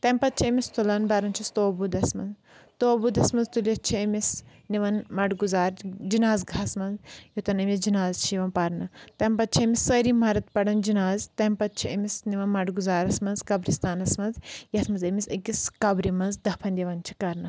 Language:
Kashmiri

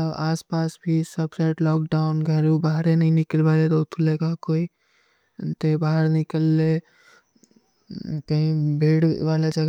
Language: Kui (India)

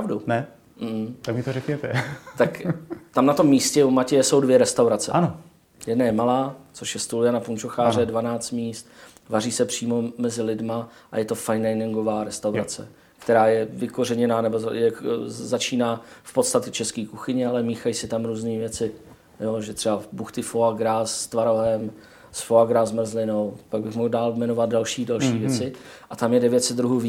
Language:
Czech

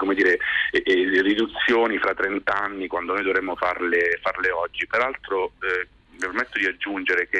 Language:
Italian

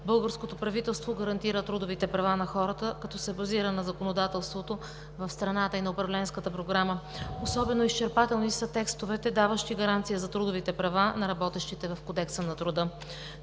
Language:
Bulgarian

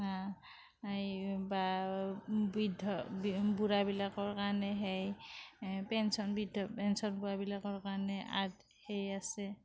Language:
Assamese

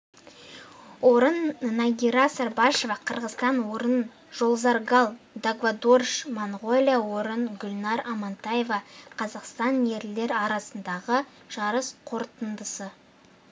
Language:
Kazakh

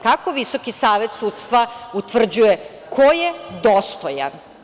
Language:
Serbian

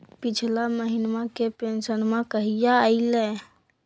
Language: Magahi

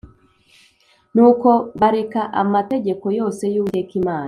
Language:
Kinyarwanda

